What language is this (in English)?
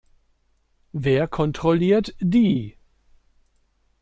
German